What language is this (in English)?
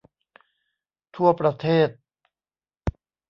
Thai